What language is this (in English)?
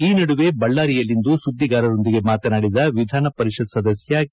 Kannada